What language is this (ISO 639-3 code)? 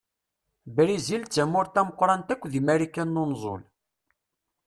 kab